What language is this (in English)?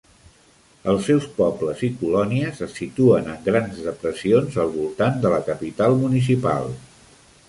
Catalan